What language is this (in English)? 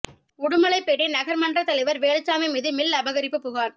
Tamil